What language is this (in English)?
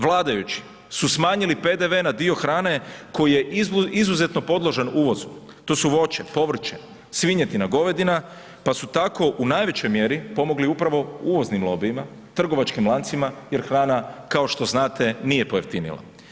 Croatian